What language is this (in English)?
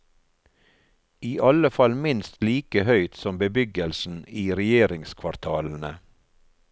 Norwegian